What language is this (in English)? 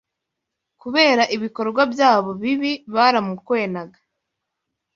Kinyarwanda